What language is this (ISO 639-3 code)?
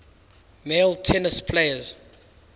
eng